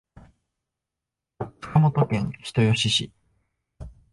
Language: Japanese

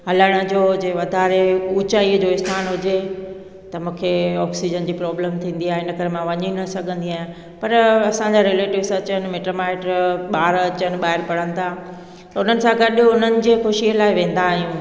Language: Sindhi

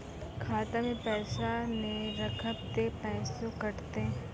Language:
Maithili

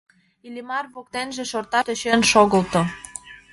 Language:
Mari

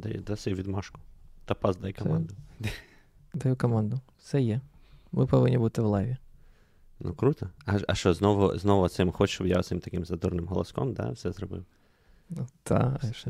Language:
Ukrainian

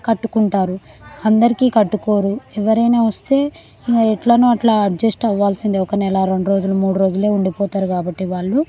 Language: Telugu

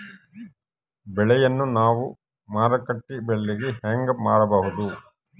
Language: Kannada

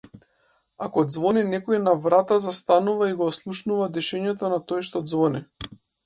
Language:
Macedonian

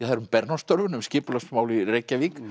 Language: Icelandic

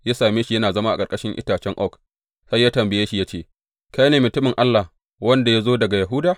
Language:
Hausa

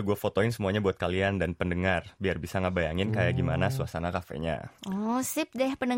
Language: Indonesian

